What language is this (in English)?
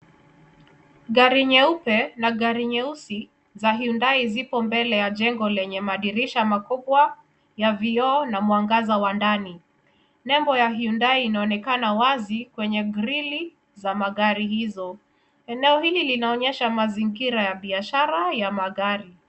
Swahili